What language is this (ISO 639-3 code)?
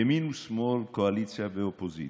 heb